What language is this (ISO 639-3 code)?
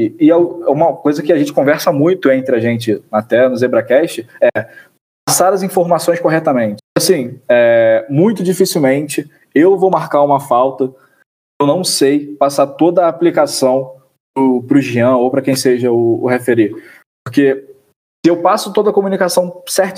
por